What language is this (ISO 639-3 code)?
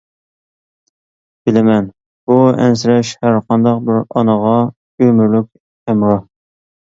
uig